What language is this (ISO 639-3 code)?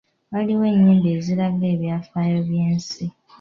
lug